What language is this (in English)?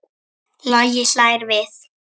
Icelandic